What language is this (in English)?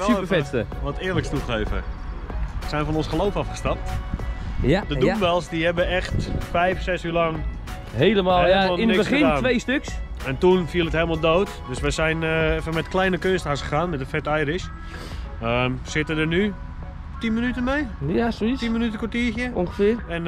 Dutch